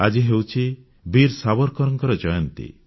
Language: Odia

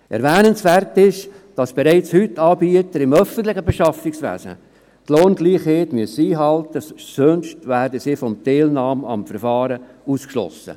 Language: Swiss German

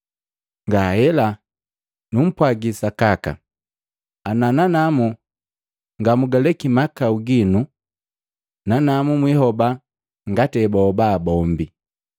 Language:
Matengo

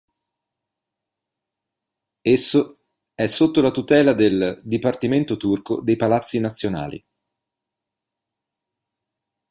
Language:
Italian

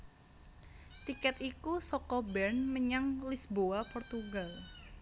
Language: Javanese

